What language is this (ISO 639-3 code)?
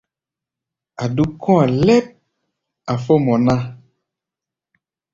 gba